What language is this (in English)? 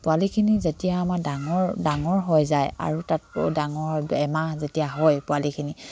Assamese